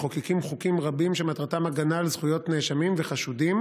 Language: Hebrew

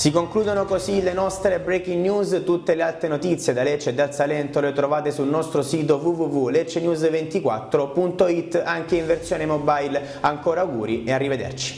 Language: Italian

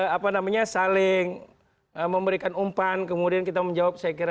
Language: Indonesian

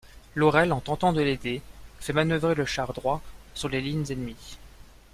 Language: French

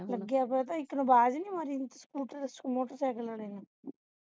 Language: Punjabi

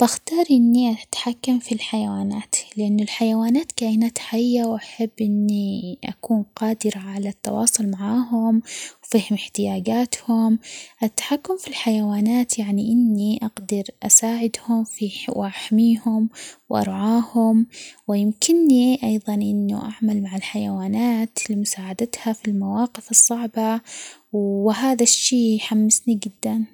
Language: Omani Arabic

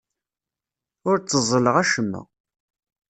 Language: Kabyle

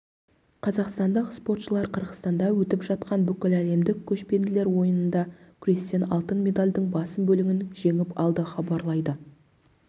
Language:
Kazakh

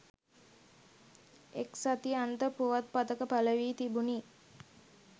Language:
Sinhala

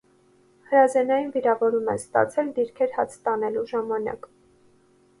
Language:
Armenian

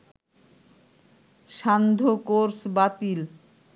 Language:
Bangla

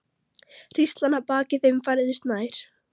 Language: Icelandic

